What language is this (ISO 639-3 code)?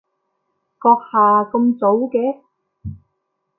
yue